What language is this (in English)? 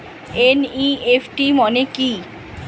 Bangla